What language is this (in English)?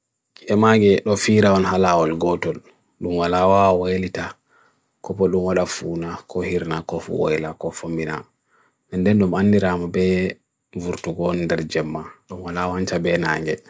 Bagirmi Fulfulde